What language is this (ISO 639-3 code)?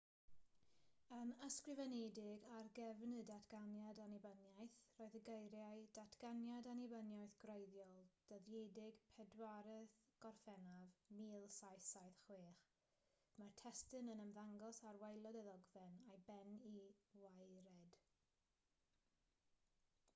cym